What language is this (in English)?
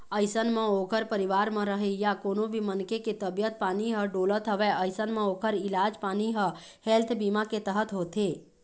Chhattisgarhi